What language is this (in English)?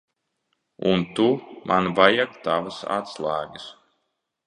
Latvian